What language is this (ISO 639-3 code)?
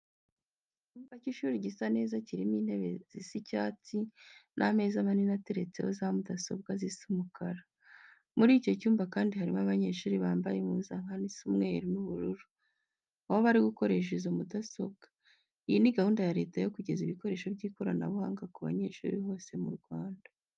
kin